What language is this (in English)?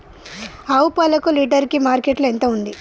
Telugu